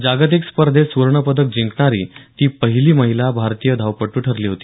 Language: Marathi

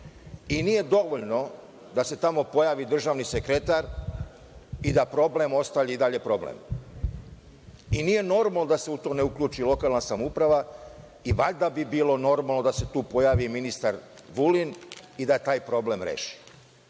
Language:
Serbian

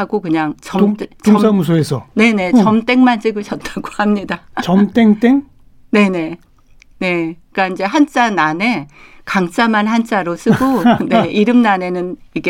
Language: Korean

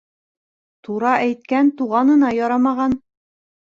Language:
Bashkir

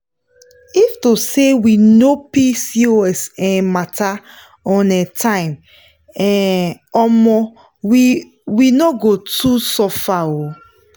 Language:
Nigerian Pidgin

